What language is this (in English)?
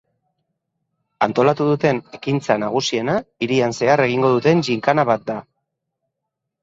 Basque